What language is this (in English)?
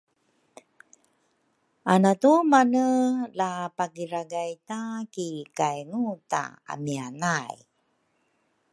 Rukai